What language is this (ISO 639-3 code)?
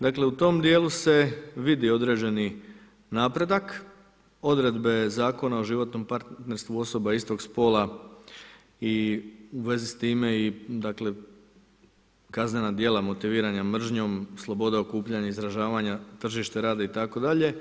hrv